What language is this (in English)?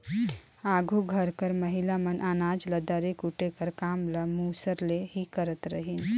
Chhattisgarhi